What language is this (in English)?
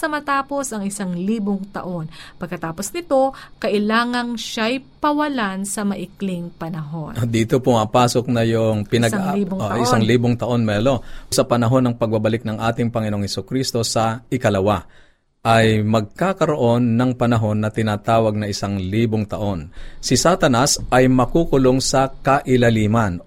Filipino